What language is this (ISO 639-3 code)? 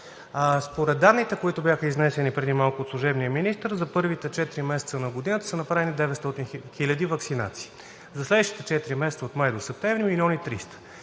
bul